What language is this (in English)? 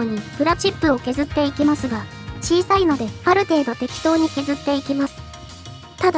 Japanese